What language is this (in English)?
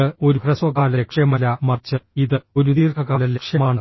Malayalam